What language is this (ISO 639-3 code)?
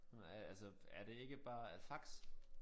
dan